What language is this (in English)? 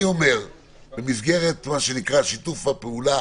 Hebrew